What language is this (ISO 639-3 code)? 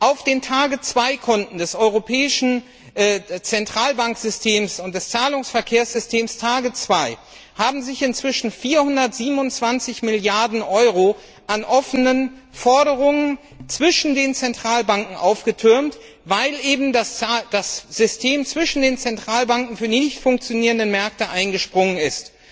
deu